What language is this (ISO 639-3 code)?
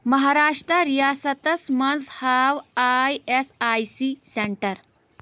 kas